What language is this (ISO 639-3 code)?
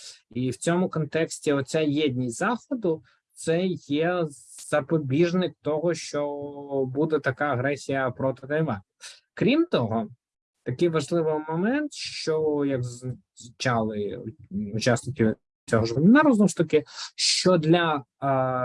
ukr